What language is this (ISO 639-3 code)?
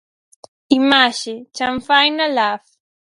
glg